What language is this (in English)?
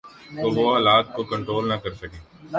Urdu